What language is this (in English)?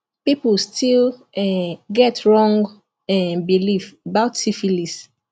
Nigerian Pidgin